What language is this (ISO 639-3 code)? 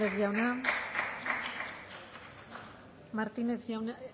eus